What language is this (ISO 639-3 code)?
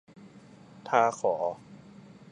tha